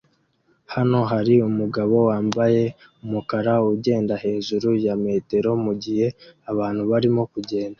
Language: Kinyarwanda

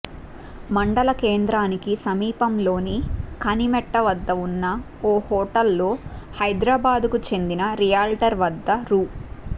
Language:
Telugu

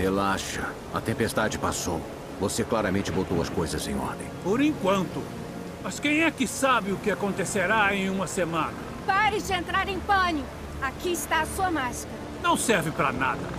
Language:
Portuguese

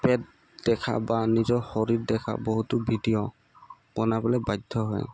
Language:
Assamese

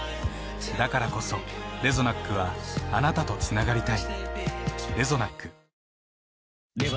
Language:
Japanese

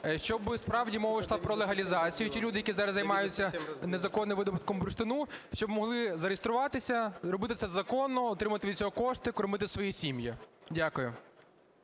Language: Ukrainian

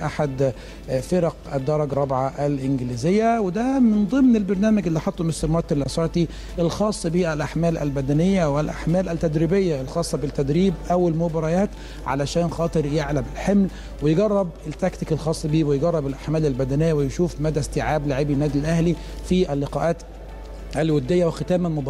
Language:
Arabic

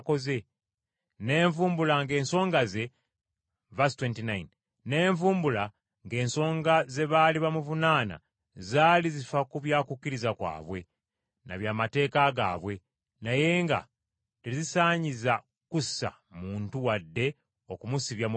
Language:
Ganda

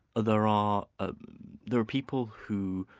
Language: English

